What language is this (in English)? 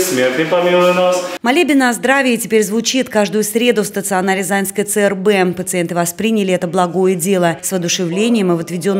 Russian